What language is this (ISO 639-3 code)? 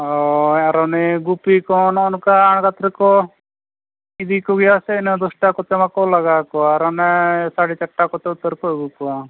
sat